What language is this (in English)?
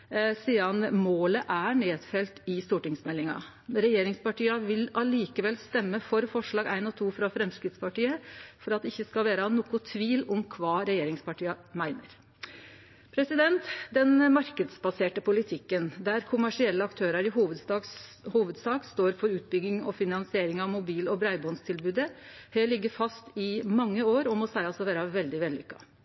Norwegian Nynorsk